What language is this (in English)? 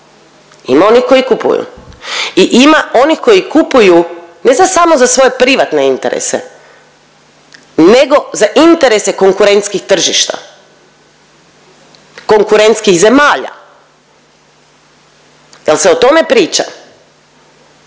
Croatian